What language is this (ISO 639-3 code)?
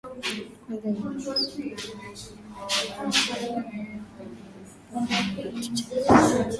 swa